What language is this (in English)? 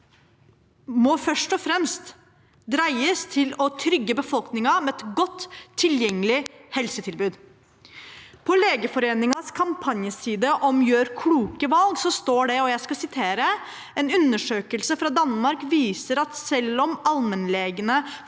Norwegian